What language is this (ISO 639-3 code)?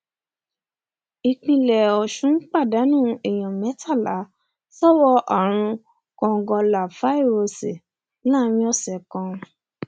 yor